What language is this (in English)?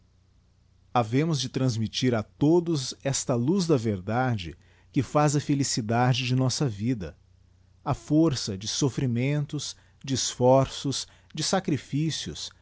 Portuguese